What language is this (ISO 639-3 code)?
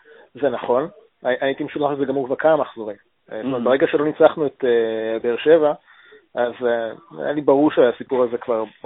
heb